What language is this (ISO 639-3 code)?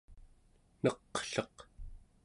esu